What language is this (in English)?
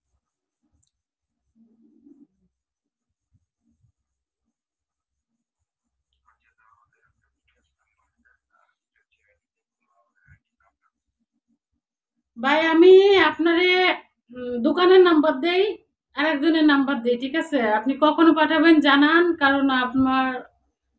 Romanian